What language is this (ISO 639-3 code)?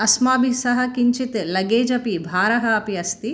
san